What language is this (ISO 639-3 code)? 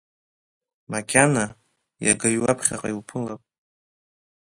abk